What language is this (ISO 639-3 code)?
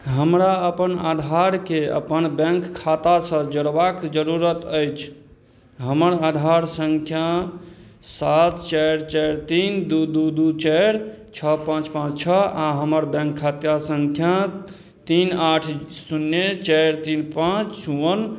mai